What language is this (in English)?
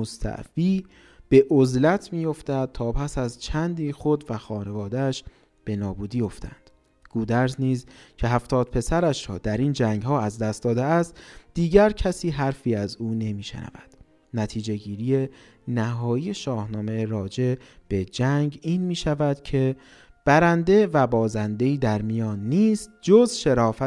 Persian